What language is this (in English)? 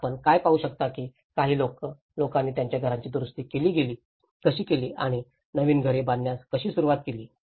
Marathi